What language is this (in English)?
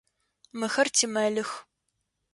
Adyghe